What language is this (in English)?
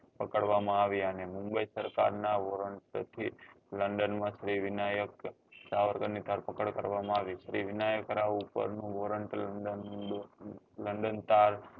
Gujarati